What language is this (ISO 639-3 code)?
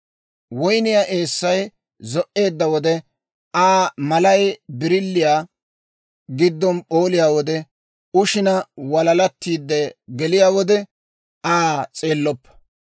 dwr